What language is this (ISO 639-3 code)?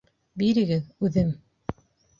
bak